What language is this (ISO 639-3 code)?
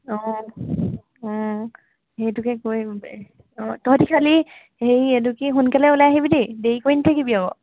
asm